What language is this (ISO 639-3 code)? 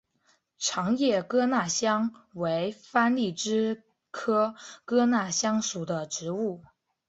zho